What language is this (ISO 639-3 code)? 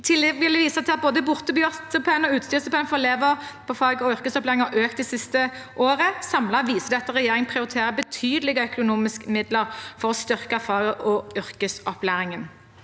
nor